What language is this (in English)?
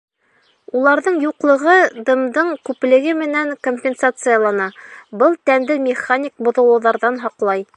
Bashkir